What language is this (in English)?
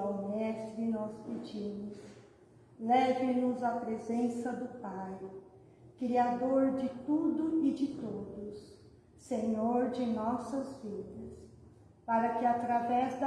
Portuguese